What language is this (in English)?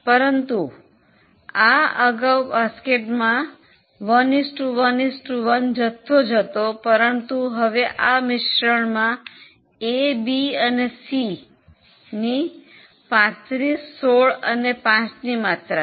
Gujarati